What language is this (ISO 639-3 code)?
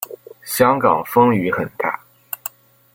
zho